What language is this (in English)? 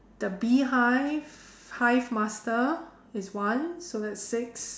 English